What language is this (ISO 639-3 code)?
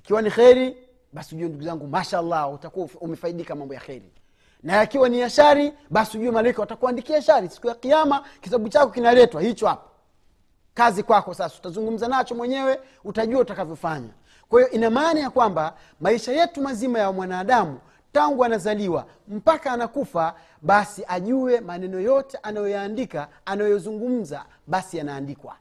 swa